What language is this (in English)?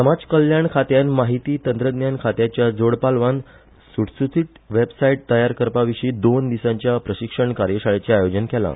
Konkani